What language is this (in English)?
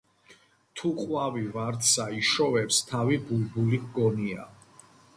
Georgian